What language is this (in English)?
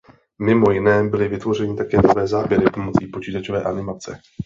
Czech